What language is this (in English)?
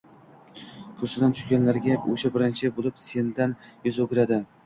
Uzbek